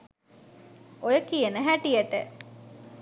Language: Sinhala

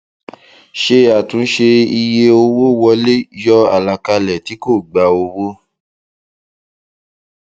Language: Yoruba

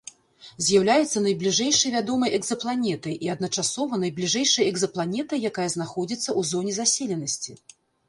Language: Belarusian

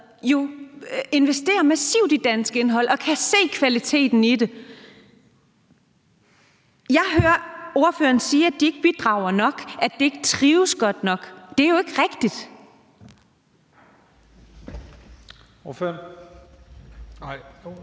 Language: Danish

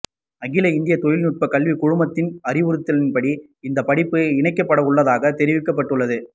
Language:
Tamil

